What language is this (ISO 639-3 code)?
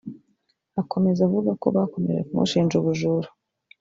kin